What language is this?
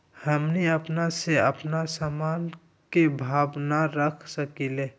Magahi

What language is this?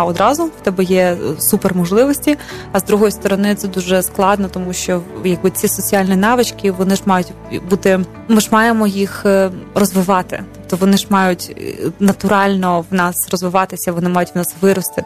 Ukrainian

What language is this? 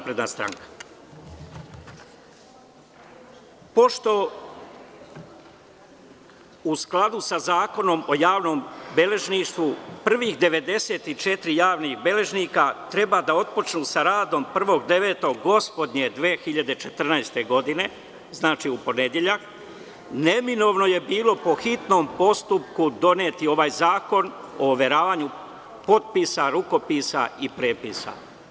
Serbian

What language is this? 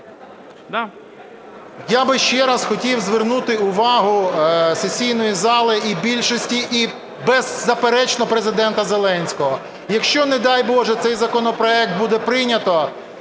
Ukrainian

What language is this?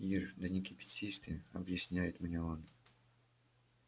Russian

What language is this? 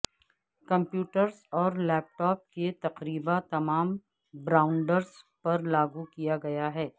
Urdu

